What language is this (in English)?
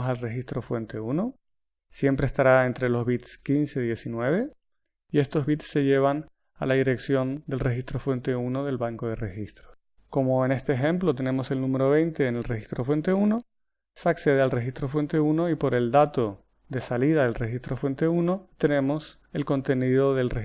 Spanish